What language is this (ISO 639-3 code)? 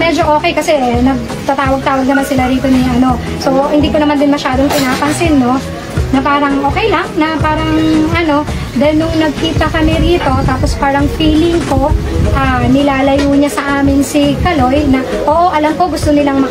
fil